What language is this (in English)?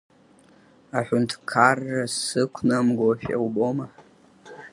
Abkhazian